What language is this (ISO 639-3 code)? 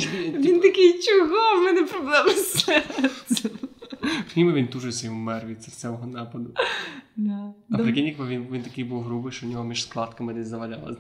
ukr